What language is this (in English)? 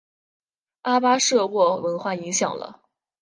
Chinese